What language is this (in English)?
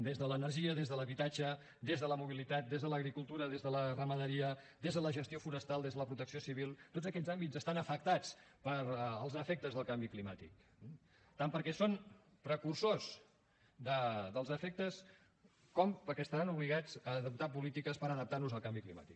Catalan